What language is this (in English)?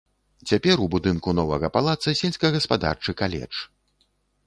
Belarusian